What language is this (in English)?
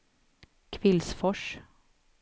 Swedish